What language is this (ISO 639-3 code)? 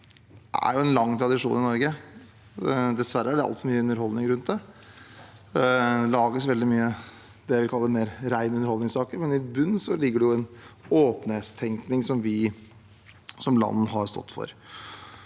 nor